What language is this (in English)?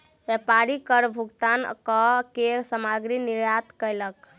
Maithili